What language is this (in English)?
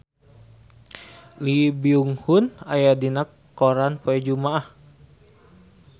Sundanese